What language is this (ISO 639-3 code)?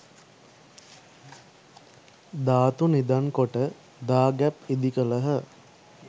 sin